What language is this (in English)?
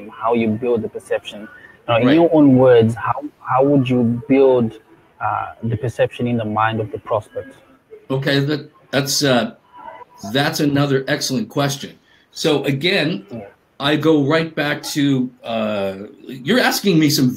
English